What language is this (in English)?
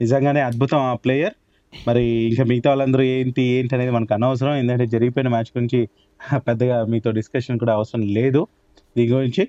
Telugu